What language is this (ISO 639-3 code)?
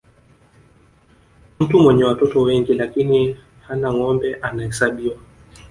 swa